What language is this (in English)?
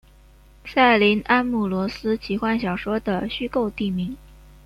Chinese